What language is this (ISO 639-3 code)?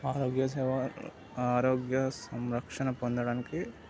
tel